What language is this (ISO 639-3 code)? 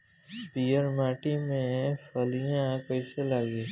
bho